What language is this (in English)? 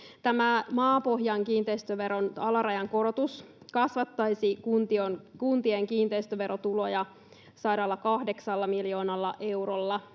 Finnish